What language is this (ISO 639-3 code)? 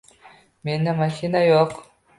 uzb